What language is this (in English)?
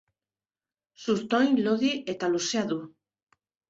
Basque